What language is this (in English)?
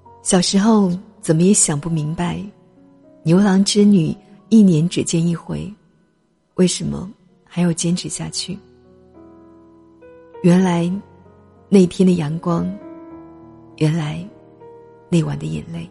Chinese